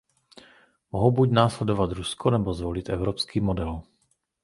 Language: Czech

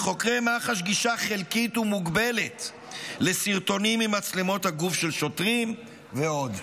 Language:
Hebrew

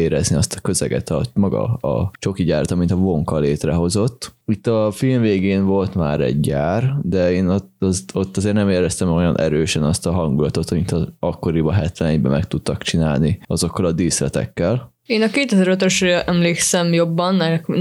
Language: Hungarian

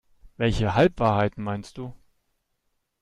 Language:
German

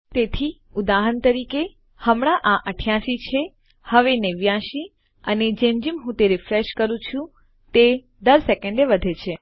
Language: Gujarati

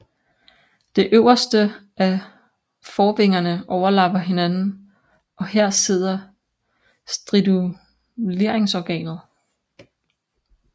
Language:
Danish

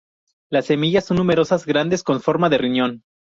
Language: Spanish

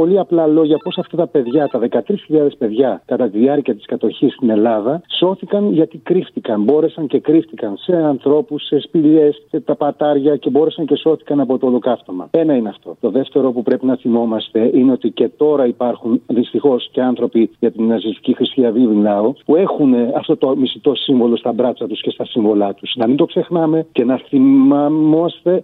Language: Greek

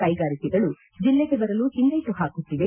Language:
Kannada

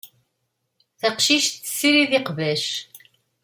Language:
Kabyle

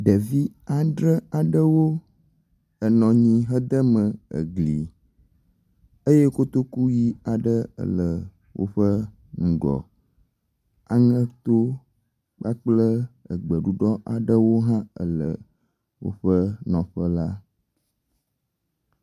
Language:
Ewe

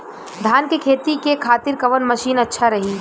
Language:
Bhojpuri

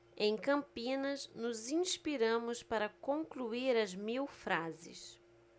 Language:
Portuguese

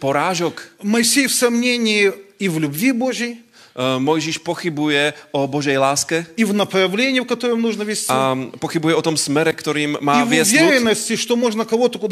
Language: Slovak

